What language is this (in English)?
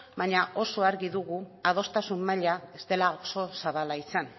Basque